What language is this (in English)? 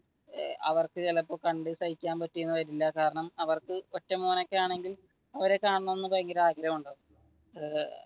Malayalam